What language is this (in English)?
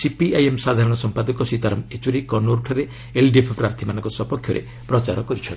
Odia